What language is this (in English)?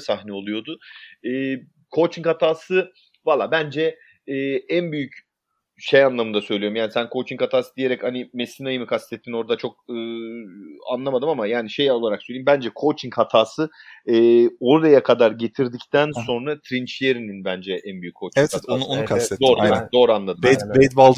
Turkish